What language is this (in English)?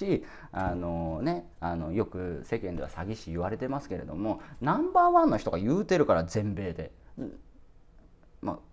Japanese